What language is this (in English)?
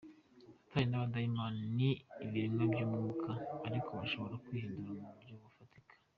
Kinyarwanda